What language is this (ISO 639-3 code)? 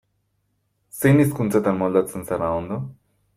eus